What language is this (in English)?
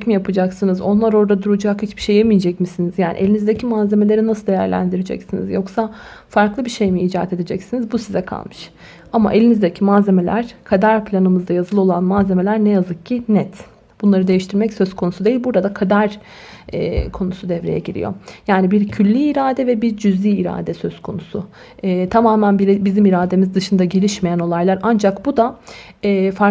Turkish